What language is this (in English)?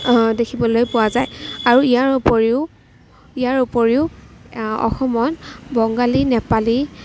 Assamese